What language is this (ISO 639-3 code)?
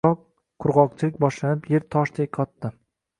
uzb